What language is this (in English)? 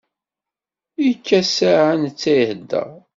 Kabyle